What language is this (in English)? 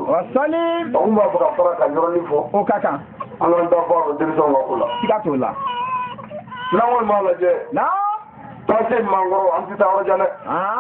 French